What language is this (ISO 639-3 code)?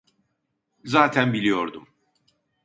tur